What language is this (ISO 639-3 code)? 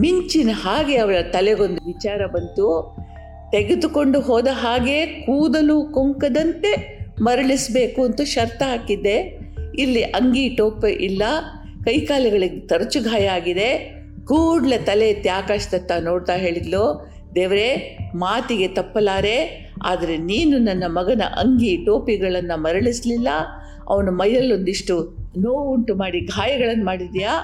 kan